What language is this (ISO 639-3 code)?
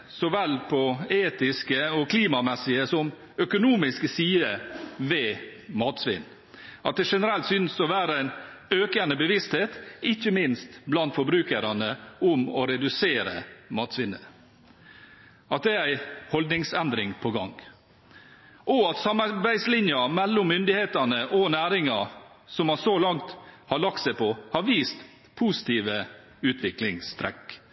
nob